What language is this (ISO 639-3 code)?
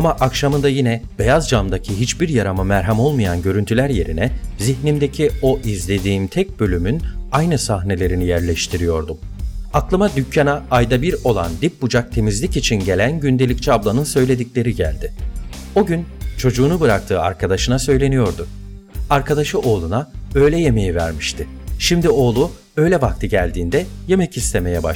tur